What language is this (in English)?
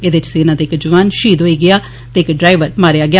Dogri